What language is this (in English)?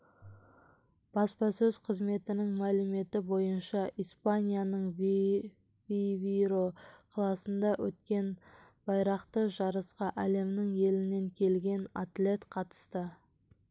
Kazakh